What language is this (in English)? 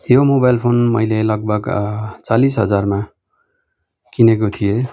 Nepali